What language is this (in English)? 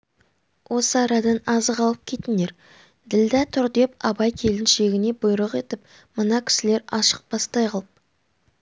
Kazakh